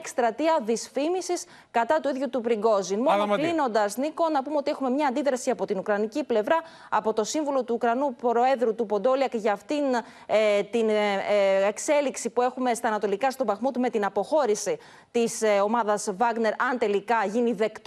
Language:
Greek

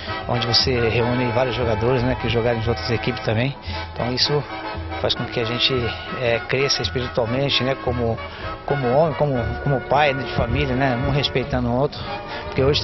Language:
Portuguese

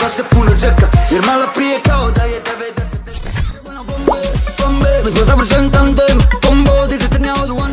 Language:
Romanian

